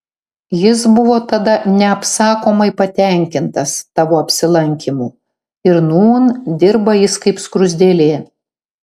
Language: Lithuanian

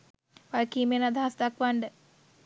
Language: Sinhala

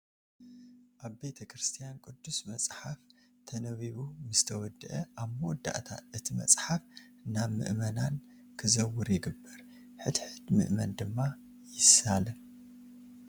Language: Tigrinya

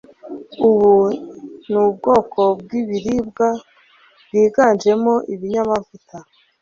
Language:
Kinyarwanda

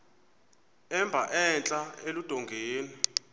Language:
Xhosa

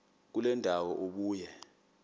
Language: Xhosa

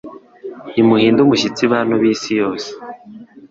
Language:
Kinyarwanda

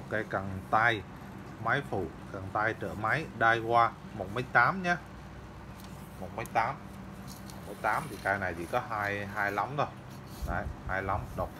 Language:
Vietnamese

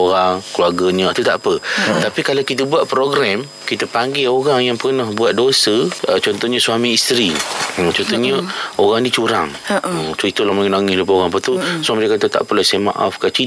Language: Malay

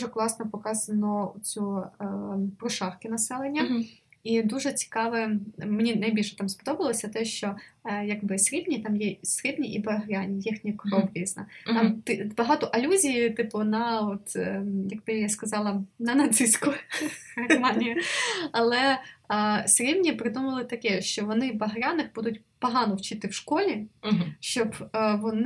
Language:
Ukrainian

